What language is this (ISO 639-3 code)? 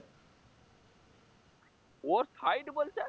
ben